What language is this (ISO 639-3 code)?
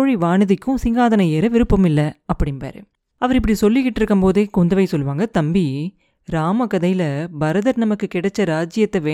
tam